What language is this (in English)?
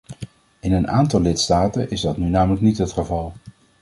Dutch